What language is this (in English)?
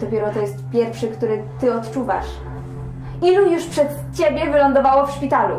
Polish